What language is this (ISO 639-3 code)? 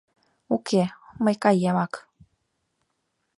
chm